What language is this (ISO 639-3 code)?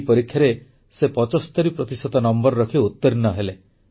ori